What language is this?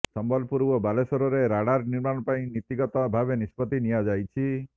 Odia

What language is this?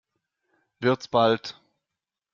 German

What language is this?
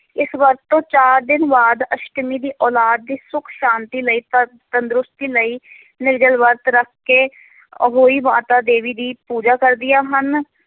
Punjabi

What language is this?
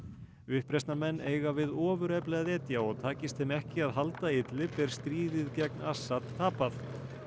Icelandic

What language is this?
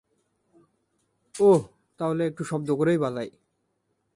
Bangla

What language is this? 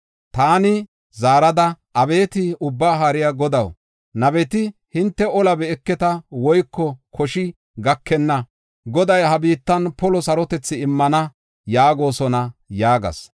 Gofa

